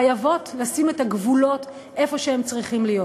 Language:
Hebrew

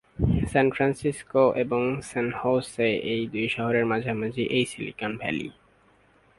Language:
Bangla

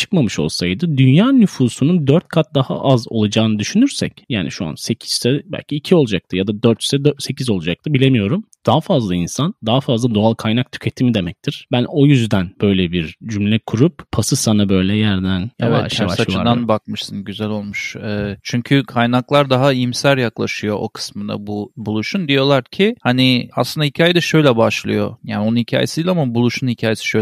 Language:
Turkish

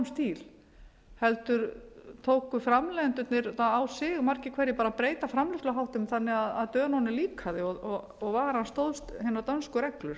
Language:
Icelandic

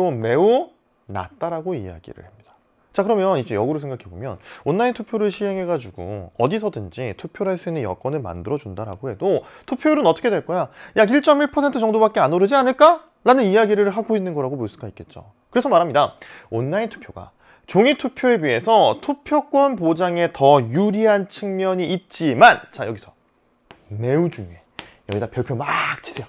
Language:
Korean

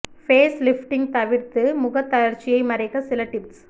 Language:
Tamil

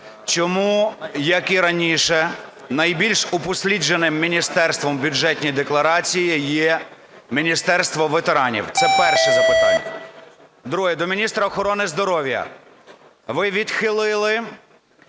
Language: Ukrainian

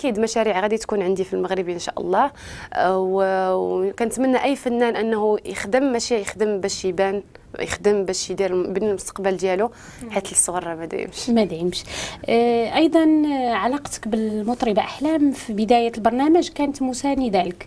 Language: Arabic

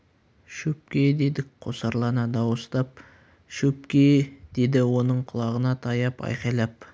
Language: Kazakh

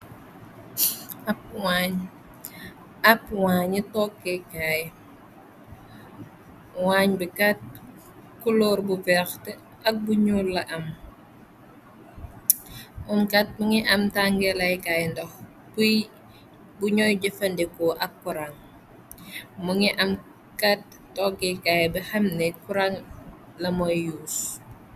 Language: Wolof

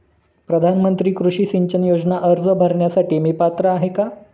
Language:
Marathi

